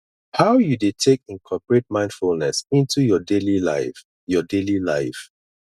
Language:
Nigerian Pidgin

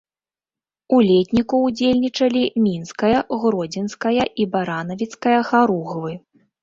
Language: Belarusian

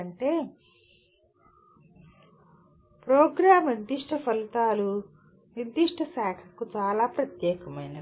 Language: Telugu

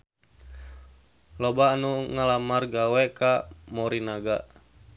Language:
Sundanese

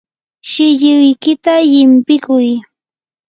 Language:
Yanahuanca Pasco Quechua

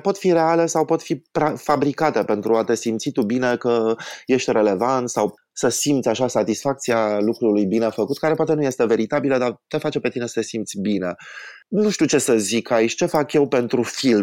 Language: Romanian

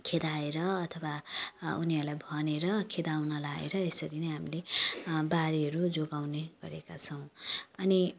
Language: Nepali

